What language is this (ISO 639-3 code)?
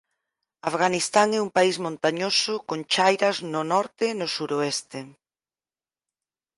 glg